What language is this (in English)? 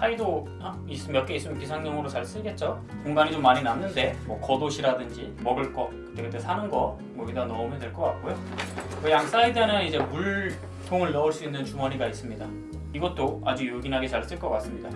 Korean